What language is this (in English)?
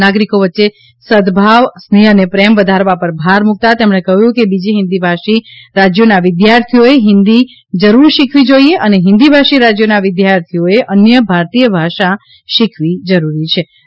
Gujarati